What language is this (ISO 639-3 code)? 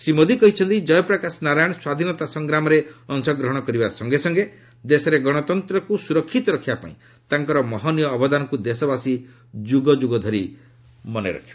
ori